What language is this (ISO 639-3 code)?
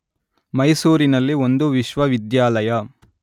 kan